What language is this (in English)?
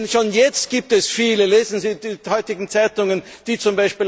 German